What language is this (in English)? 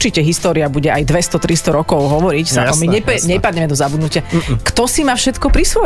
Slovak